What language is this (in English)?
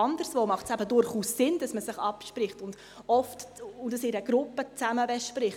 Swiss German